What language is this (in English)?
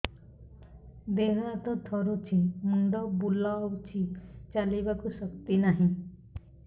Odia